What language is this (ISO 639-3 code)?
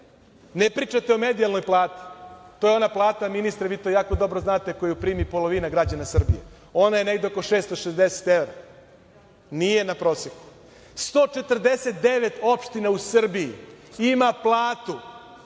srp